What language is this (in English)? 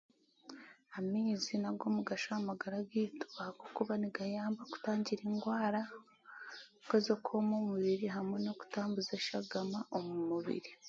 Chiga